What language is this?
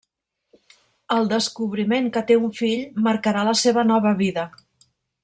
Catalan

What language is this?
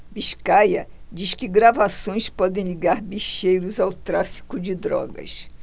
Portuguese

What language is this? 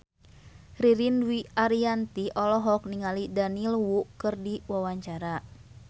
Sundanese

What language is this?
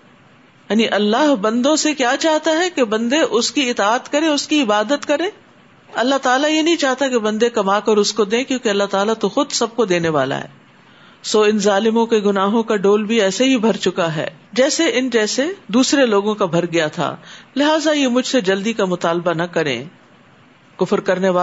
Urdu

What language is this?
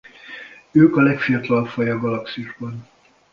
Hungarian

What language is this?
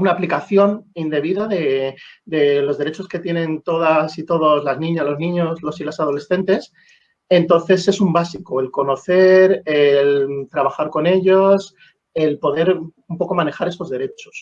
Spanish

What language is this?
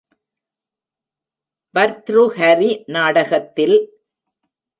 Tamil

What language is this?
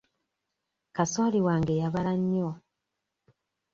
Ganda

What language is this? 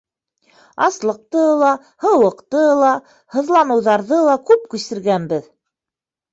Bashkir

